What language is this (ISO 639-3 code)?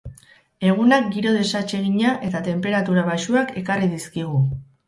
eus